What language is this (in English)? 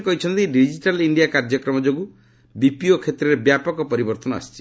Odia